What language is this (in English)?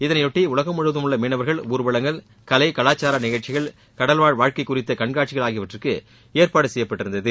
Tamil